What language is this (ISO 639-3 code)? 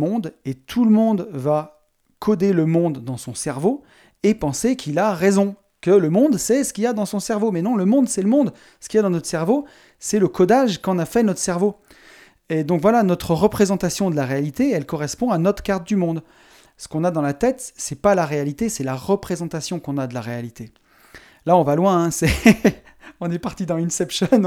fra